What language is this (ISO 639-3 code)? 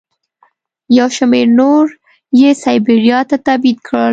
pus